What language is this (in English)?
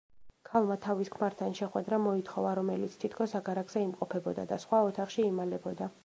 Georgian